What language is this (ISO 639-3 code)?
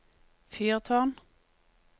nor